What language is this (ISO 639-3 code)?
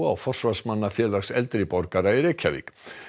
isl